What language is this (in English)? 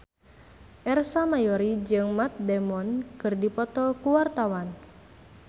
Sundanese